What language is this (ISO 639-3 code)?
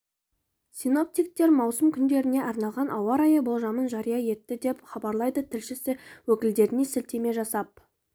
kaz